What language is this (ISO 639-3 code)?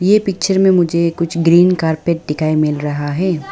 hin